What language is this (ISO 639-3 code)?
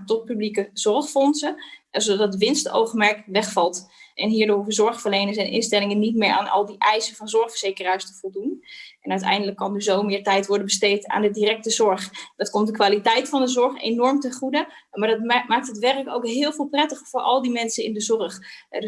nld